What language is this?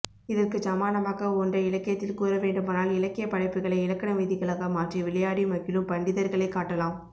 Tamil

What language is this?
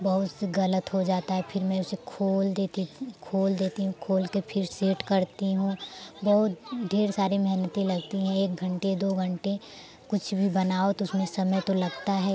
Hindi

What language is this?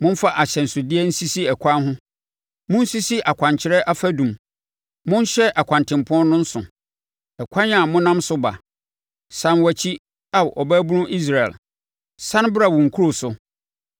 Akan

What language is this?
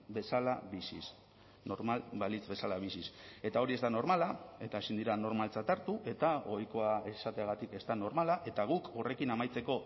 Basque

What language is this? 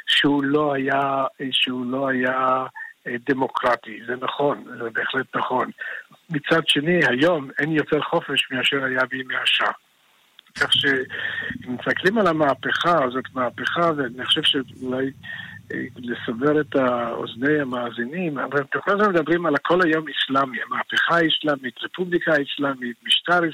Hebrew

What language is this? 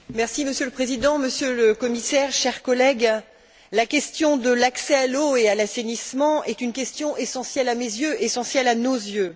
French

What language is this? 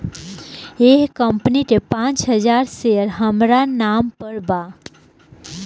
Bhojpuri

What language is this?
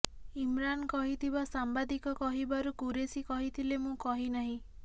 Odia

